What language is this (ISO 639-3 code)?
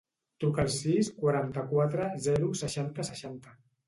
cat